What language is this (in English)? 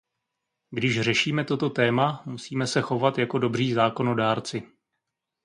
Czech